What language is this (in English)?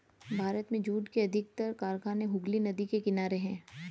Hindi